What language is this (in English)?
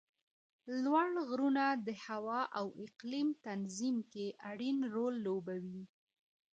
Pashto